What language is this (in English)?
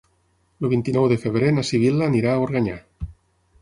Catalan